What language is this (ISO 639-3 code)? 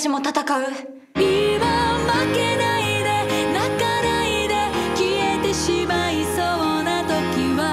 jpn